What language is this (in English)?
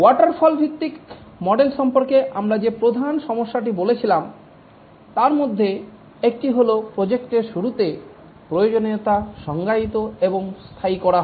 Bangla